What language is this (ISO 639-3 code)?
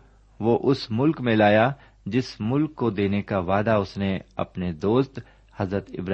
urd